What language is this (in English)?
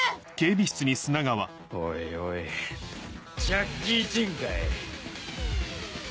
Japanese